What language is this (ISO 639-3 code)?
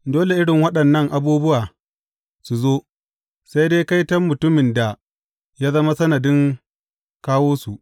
hau